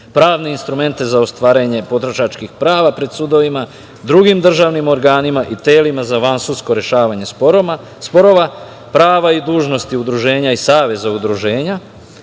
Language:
Serbian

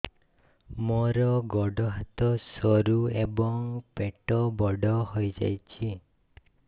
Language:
Odia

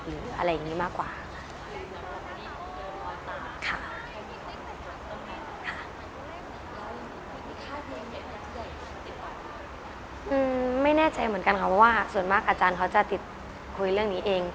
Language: Thai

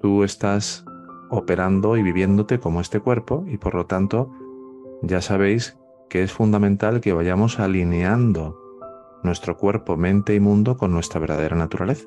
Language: Spanish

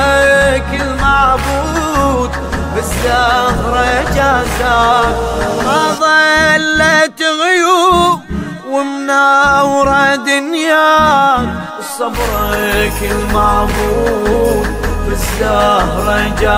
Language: Arabic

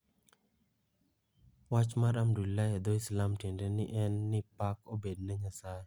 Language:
Luo (Kenya and Tanzania)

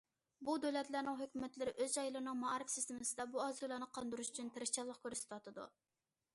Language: Uyghur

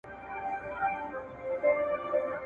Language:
Pashto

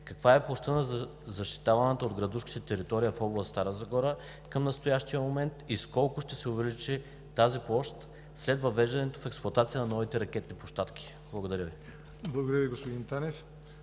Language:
Bulgarian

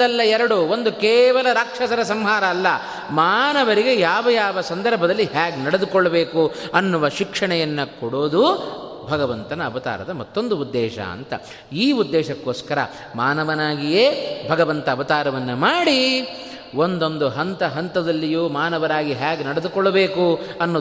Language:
Kannada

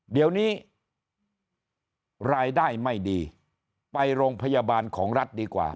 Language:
Thai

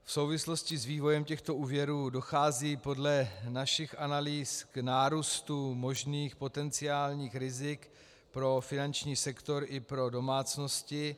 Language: Czech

